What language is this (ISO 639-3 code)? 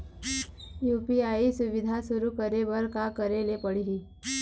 hne